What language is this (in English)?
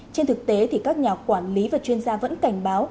Vietnamese